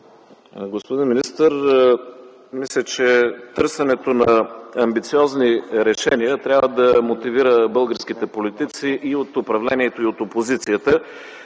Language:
Bulgarian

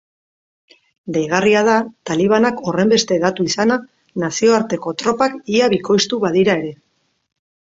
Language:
Basque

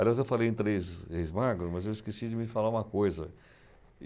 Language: Portuguese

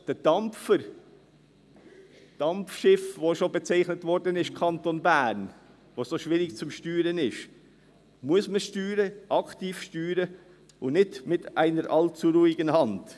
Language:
Swiss German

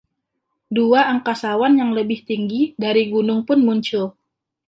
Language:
Indonesian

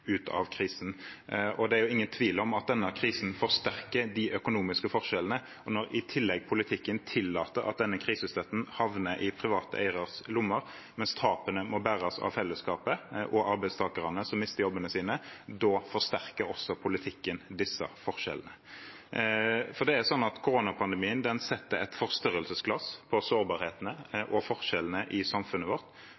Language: Norwegian Bokmål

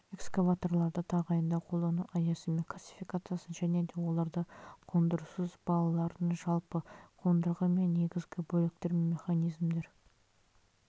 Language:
Kazakh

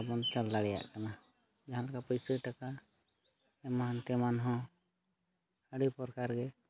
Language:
Santali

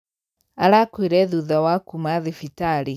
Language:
Kikuyu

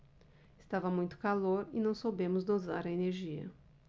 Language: Portuguese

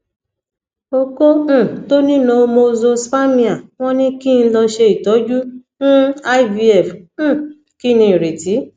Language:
Yoruba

